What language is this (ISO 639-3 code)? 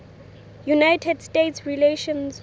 sot